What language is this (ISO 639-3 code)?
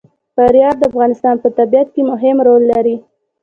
pus